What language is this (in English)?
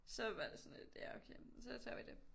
Danish